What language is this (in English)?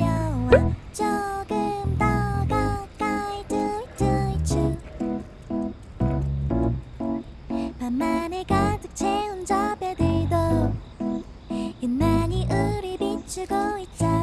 Japanese